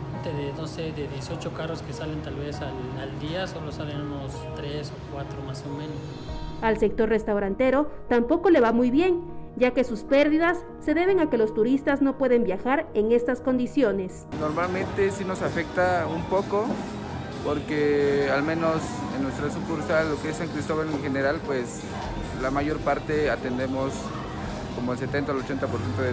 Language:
Spanish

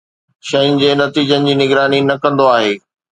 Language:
Sindhi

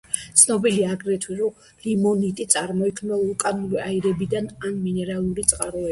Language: Georgian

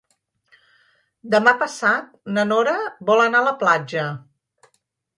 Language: Catalan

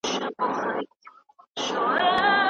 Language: Pashto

